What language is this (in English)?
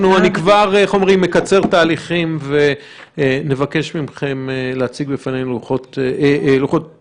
Hebrew